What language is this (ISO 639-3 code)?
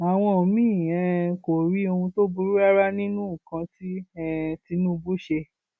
yor